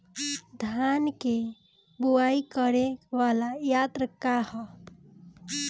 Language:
Bhojpuri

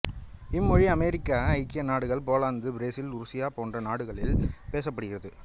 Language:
Tamil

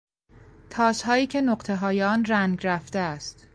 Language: Persian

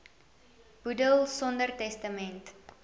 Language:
Afrikaans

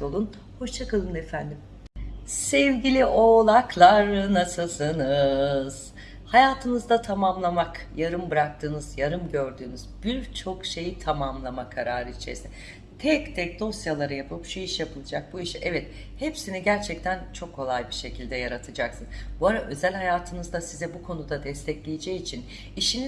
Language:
Turkish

